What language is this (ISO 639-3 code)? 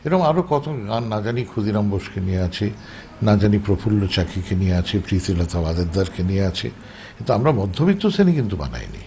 ben